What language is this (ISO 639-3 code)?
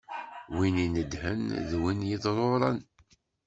kab